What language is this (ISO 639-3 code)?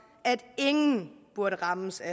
dan